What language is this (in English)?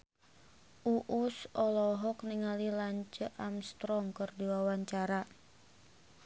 Sundanese